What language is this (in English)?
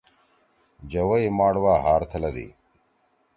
Torwali